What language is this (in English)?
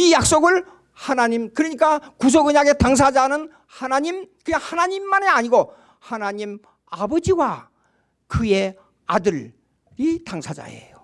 Korean